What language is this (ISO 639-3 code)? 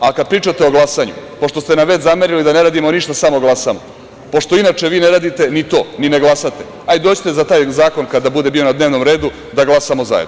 srp